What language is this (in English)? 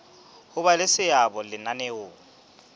Southern Sotho